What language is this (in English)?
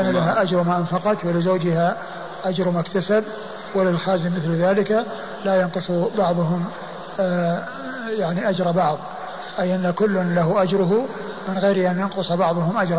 Arabic